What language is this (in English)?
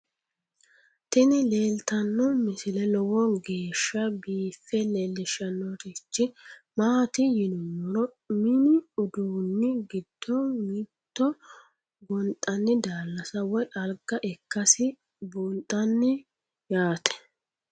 Sidamo